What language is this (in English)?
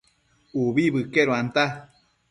Matsés